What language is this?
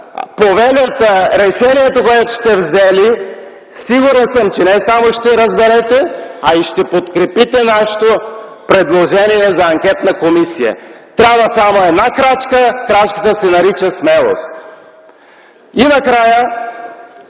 Bulgarian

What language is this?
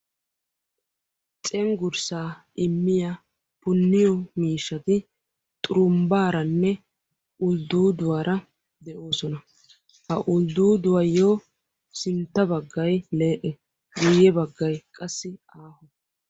Wolaytta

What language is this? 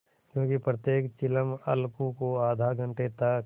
Hindi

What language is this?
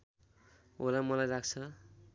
Nepali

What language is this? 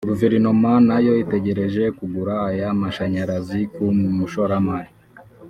Kinyarwanda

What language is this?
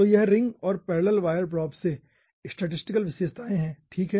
Hindi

